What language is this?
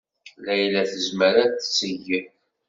Kabyle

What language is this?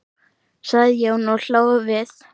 Icelandic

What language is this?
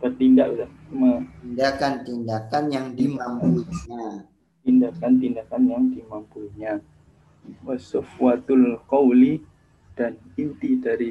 Indonesian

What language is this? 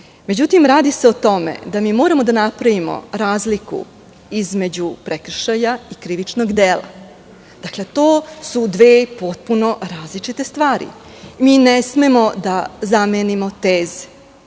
Serbian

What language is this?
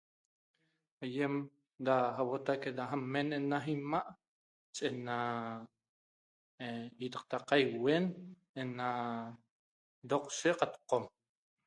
Toba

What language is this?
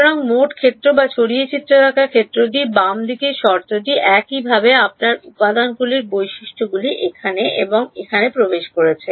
Bangla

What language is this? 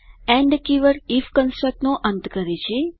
Gujarati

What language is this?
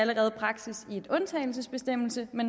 Danish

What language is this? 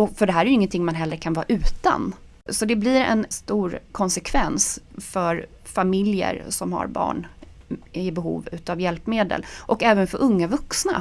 Swedish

